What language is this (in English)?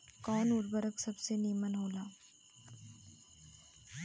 Bhojpuri